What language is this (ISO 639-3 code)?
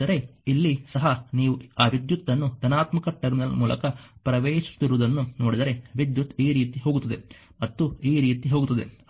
kan